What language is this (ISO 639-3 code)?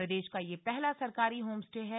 hin